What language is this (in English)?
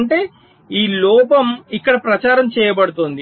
Telugu